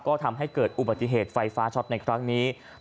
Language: Thai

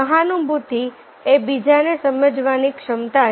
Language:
Gujarati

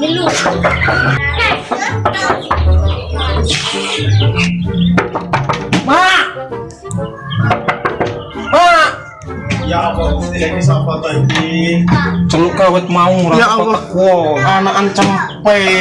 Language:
Indonesian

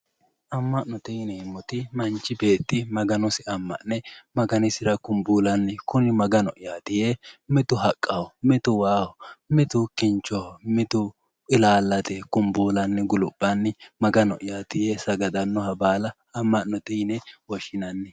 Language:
Sidamo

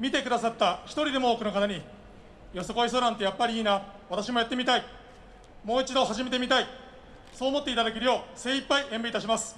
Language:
Japanese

